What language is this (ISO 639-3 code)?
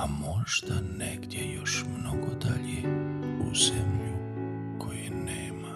hrv